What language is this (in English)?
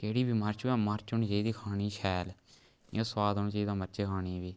Dogri